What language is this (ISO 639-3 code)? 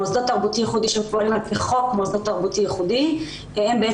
heb